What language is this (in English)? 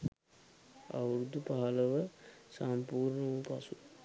Sinhala